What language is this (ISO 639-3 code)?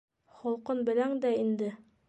bak